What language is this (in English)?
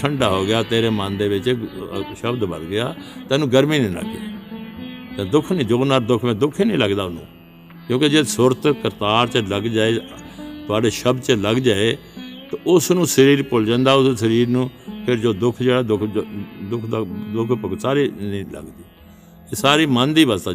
Punjabi